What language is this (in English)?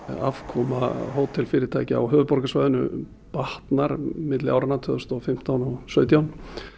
Icelandic